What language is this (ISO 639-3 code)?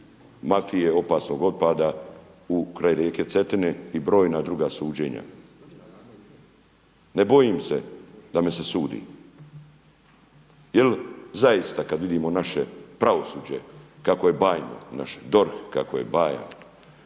hrv